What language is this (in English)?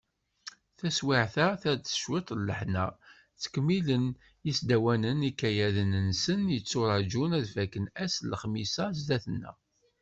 Kabyle